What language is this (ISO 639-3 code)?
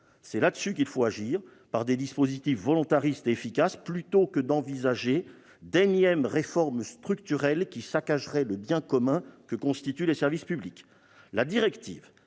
fra